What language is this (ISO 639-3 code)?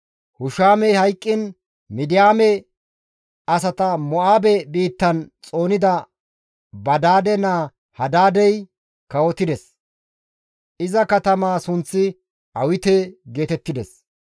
gmv